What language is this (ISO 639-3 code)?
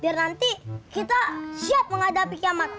ind